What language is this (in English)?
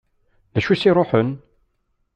Kabyle